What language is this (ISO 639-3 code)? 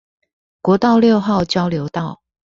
zho